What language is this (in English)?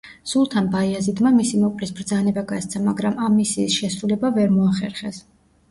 Georgian